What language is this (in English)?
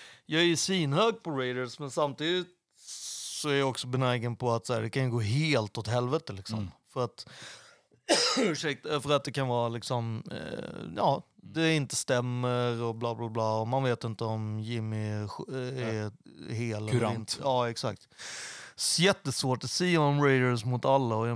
Swedish